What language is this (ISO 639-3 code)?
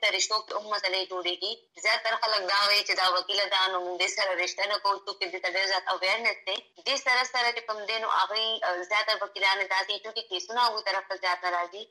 urd